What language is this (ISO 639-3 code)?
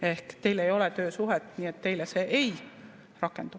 est